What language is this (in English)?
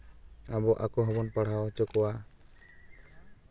Santali